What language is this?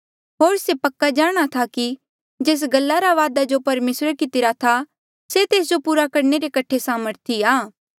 Mandeali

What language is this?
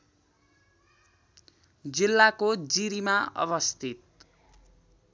Nepali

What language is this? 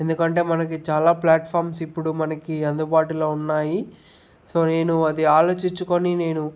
Telugu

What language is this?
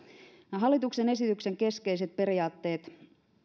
Finnish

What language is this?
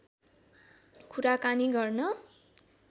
Nepali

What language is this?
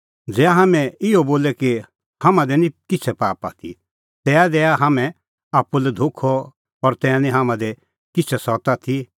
Kullu Pahari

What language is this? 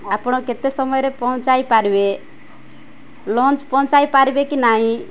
Odia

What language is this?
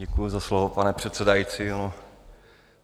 Czech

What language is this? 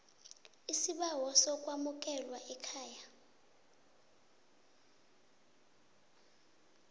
South Ndebele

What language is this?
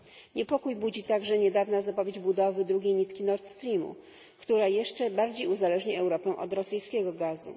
Polish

